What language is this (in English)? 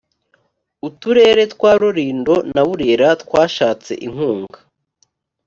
Kinyarwanda